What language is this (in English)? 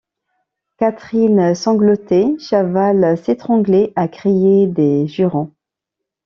French